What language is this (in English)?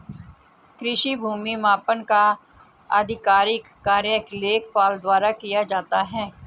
Hindi